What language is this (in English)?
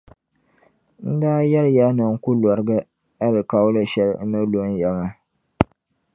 Dagbani